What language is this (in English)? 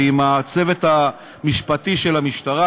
Hebrew